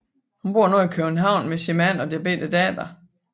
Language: Danish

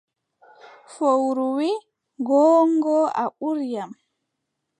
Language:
Adamawa Fulfulde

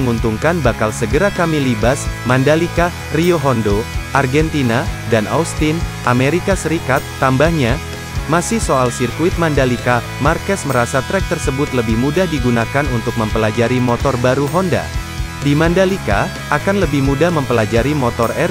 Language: Indonesian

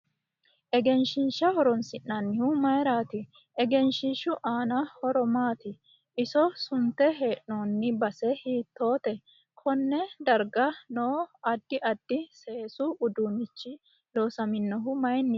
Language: Sidamo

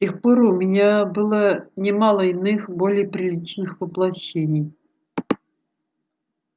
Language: Russian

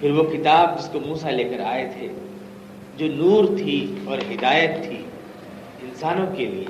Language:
Urdu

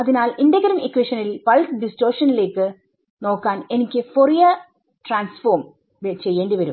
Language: Malayalam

